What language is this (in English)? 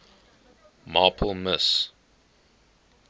English